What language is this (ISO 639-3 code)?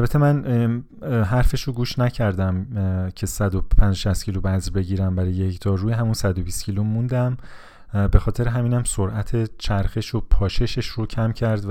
fas